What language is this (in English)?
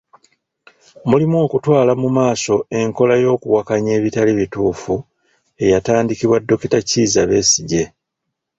Ganda